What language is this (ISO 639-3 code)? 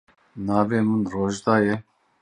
kur